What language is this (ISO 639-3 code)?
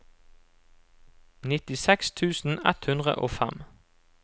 nor